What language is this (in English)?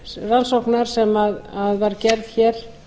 Icelandic